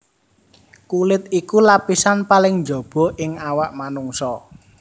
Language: Javanese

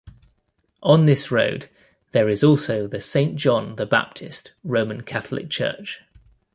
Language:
English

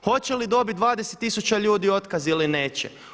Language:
Croatian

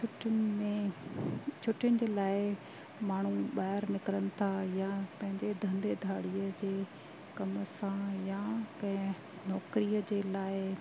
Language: Sindhi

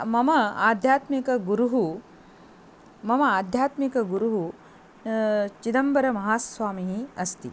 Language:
Sanskrit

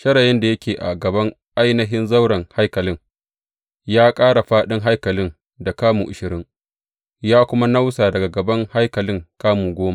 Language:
Hausa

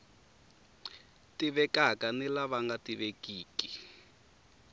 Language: Tsonga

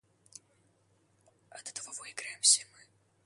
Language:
Russian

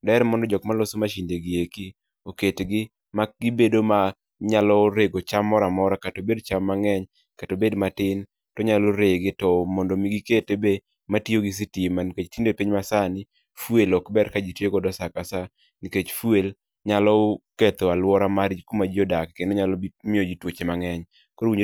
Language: Luo (Kenya and Tanzania)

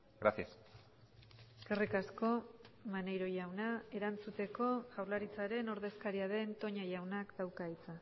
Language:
Basque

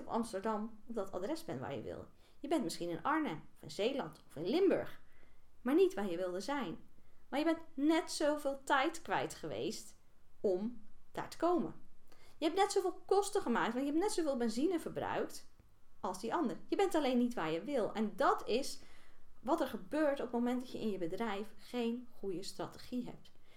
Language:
Dutch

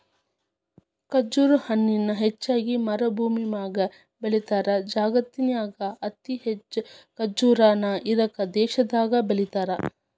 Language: Kannada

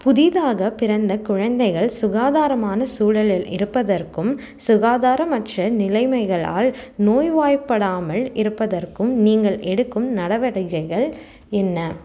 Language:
Tamil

